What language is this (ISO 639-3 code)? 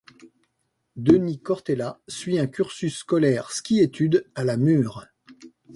fra